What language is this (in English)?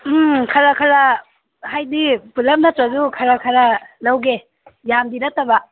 Manipuri